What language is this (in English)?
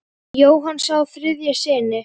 Icelandic